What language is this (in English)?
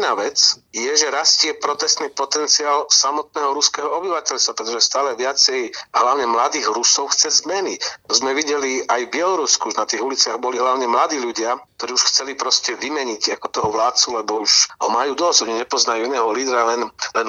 Slovak